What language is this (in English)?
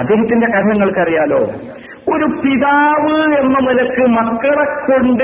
Malayalam